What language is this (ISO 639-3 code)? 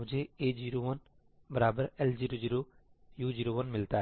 hin